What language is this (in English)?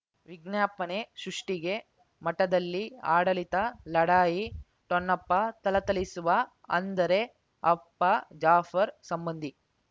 Kannada